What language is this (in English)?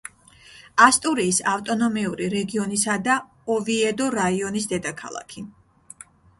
Georgian